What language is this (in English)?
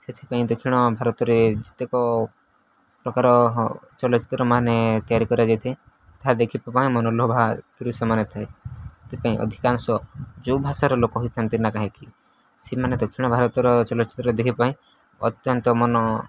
Odia